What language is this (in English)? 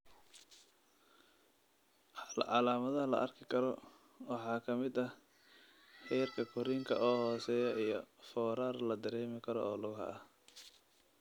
Somali